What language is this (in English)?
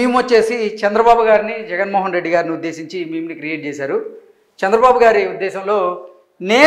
Telugu